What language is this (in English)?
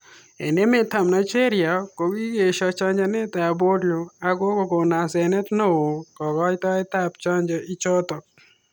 Kalenjin